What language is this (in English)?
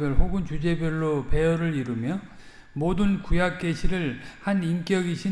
Korean